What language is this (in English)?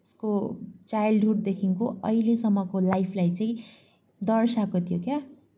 Nepali